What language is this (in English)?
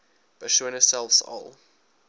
Afrikaans